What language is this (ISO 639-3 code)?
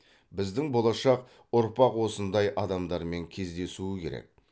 kaz